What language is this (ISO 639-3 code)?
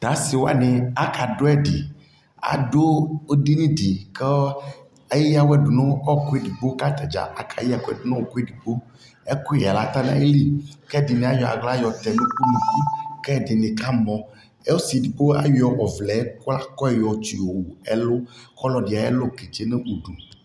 kpo